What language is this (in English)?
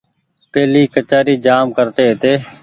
Goaria